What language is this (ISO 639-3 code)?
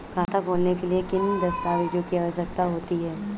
hin